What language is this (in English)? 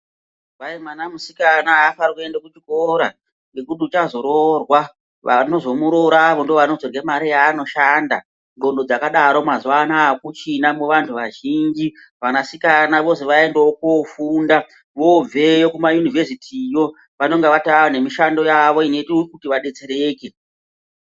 Ndau